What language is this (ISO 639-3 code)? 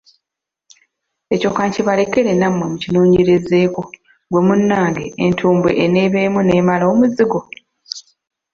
lug